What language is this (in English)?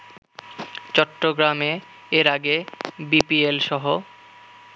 Bangla